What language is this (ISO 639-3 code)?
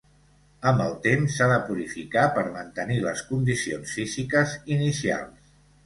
cat